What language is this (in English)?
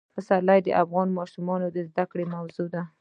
Pashto